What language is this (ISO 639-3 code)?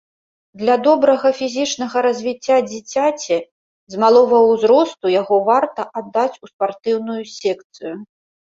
bel